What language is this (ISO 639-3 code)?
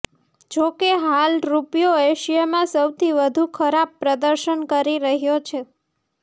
guj